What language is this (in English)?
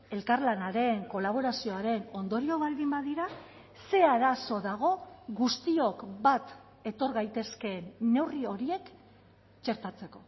Basque